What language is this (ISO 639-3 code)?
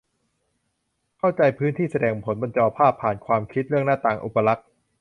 tha